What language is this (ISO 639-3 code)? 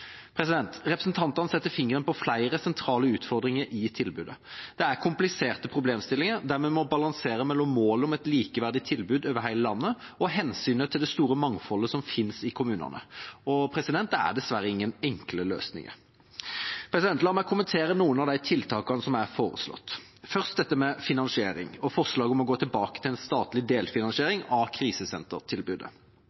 nob